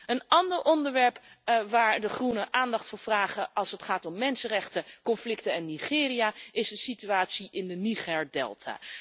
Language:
Dutch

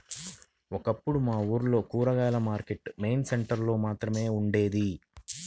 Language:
Telugu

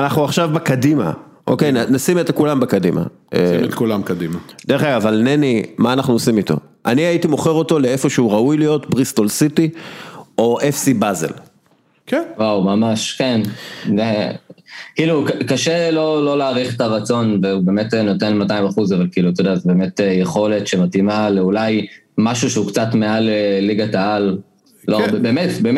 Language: Hebrew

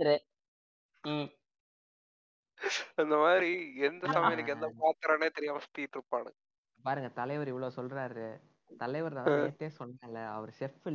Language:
Tamil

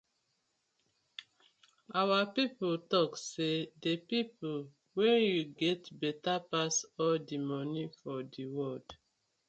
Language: Nigerian Pidgin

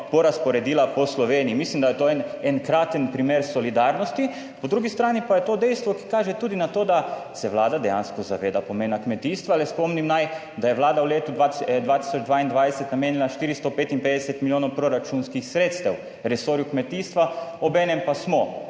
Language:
Slovenian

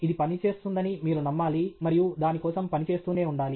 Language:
Telugu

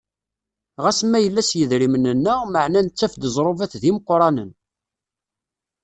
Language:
Kabyle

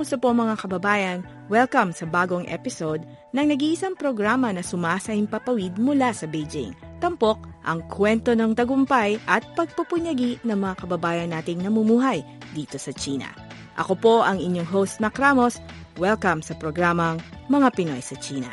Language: Filipino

